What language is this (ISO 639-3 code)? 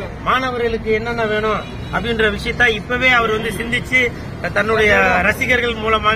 tha